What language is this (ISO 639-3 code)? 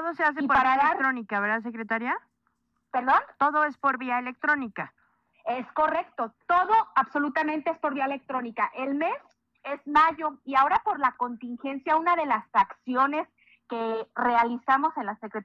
spa